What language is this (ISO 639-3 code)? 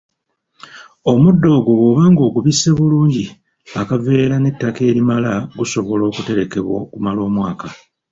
lug